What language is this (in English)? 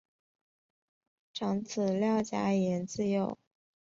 Chinese